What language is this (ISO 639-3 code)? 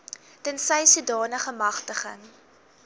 afr